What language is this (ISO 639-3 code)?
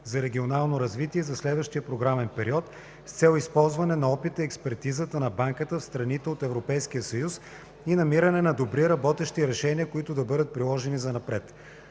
bul